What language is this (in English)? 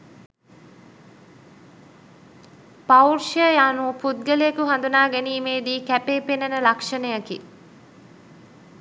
Sinhala